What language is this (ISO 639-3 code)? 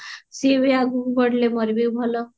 ori